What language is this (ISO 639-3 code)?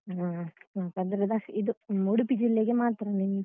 kan